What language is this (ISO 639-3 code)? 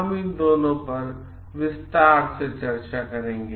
hin